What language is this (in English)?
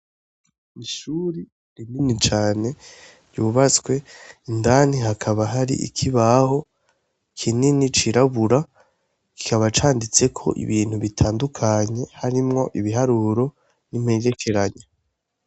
Rundi